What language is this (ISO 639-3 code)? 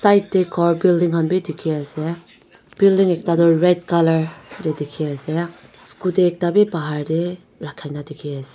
nag